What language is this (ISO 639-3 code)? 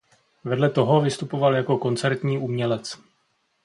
ces